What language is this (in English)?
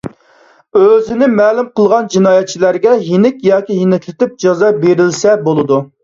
Uyghur